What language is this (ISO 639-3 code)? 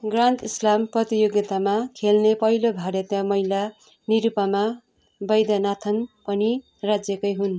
nep